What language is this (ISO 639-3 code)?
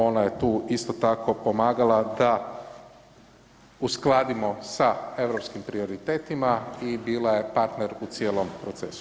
hrv